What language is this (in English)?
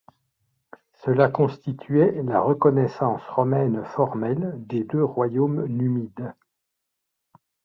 French